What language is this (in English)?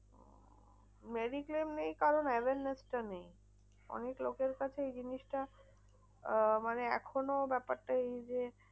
Bangla